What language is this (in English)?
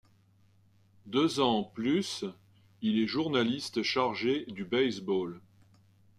French